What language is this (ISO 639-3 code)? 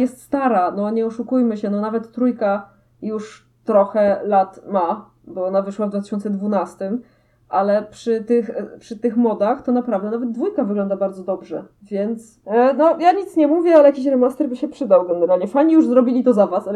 pol